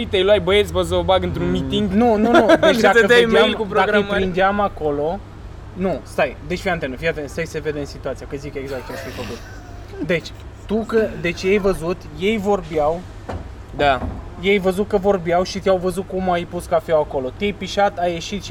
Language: Romanian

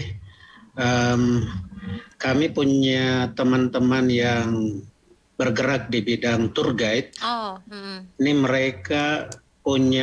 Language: Indonesian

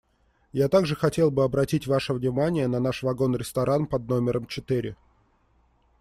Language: Russian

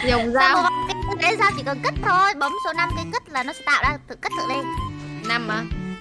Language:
Vietnamese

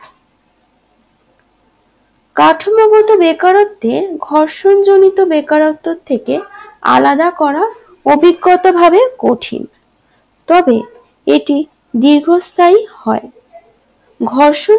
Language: Bangla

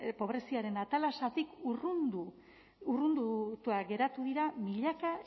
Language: Basque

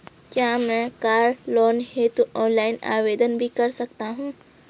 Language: Hindi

